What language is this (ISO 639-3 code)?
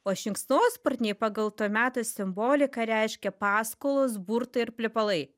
lit